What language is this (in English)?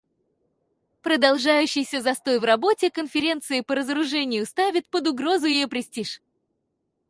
Russian